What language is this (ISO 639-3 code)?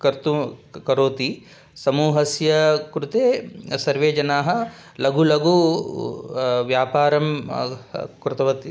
san